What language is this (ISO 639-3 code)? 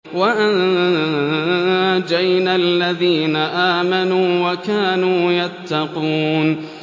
ara